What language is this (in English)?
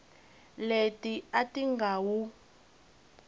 Tsonga